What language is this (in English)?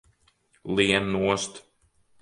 Latvian